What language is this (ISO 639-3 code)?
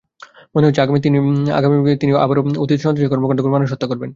ben